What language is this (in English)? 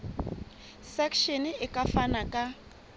Southern Sotho